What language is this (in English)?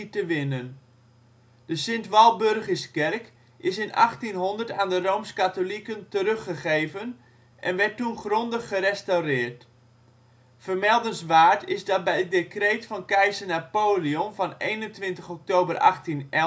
Dutch